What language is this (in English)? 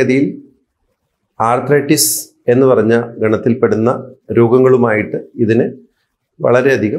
Malayalam